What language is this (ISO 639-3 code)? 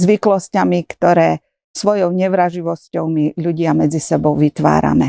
slk